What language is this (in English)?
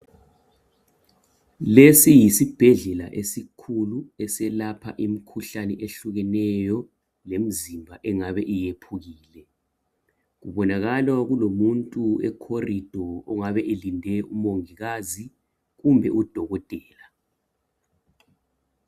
North Ndebele